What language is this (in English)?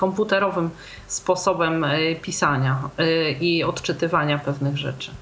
Polish